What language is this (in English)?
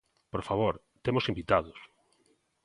Galician